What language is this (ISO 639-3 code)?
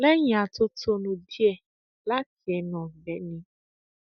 yor